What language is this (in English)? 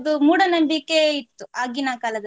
Kannada